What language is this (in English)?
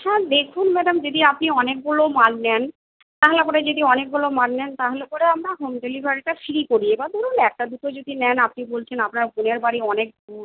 Bangla